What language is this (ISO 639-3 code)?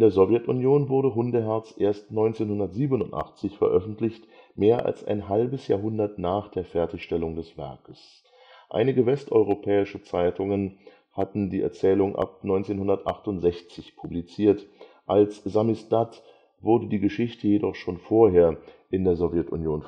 deu